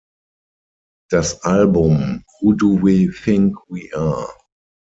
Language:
German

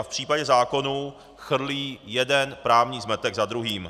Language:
Czech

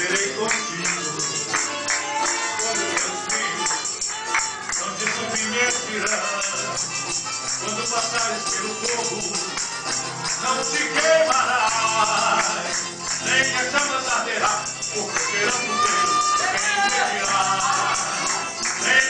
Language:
Greek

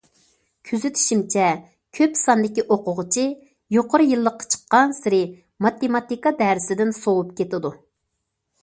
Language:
Uyghur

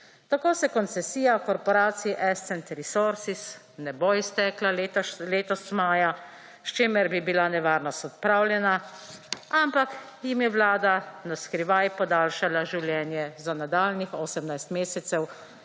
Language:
Slovenian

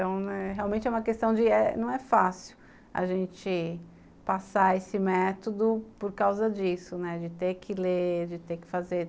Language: Portuguese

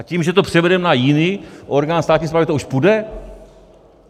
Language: Czech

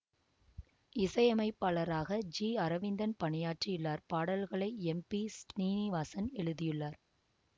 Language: Tamil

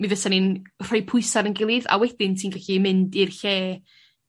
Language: Welsh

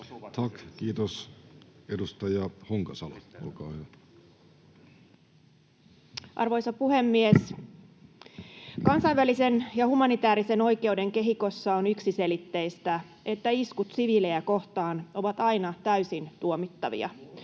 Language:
Finnish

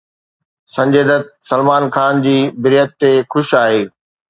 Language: Sindhi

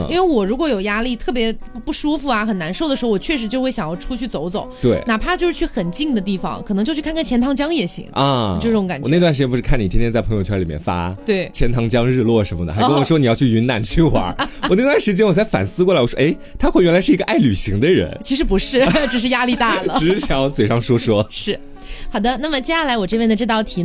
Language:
Chinese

